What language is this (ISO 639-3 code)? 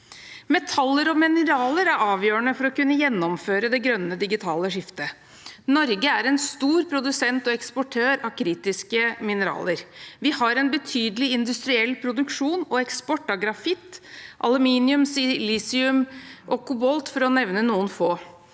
nor